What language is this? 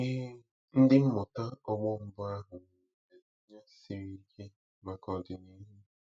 Igbo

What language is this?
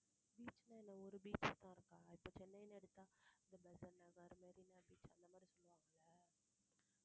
Tamil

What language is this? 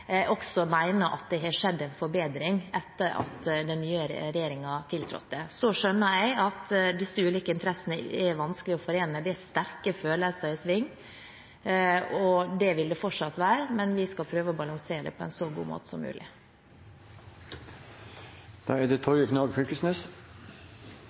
Norwegian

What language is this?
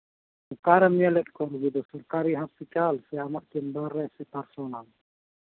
Santali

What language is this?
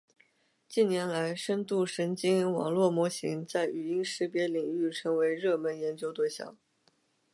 Chinese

